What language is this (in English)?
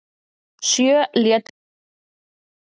Icelandic